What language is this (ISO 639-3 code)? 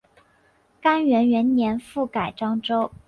zho